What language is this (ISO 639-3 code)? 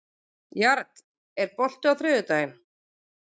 isl